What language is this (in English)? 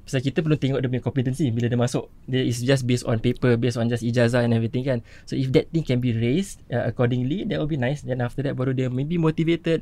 Malay